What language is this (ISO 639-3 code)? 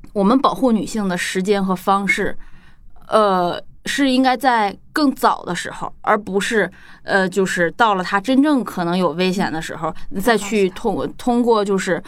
zho